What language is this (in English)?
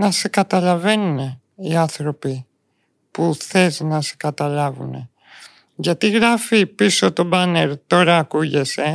Greek